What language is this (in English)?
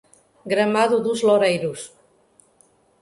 Portuguese